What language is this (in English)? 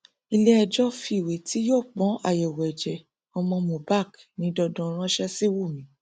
Yoruba